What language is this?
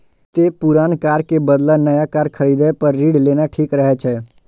Maithili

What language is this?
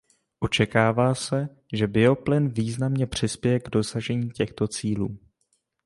Czech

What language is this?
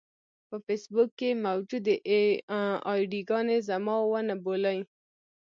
Pashto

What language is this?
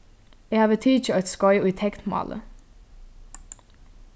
Faroese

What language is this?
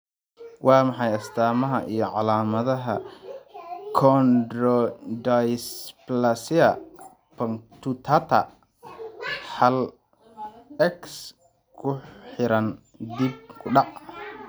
Somali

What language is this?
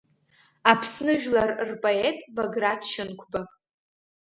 Abkhazian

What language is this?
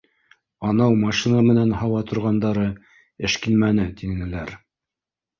Bashkir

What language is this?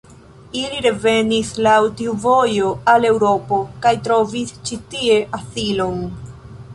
Esperanto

